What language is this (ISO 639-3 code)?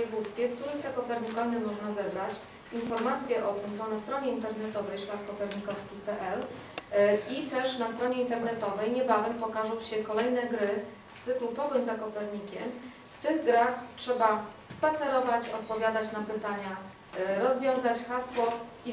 pol